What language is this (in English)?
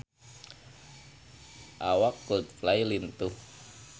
Sundanese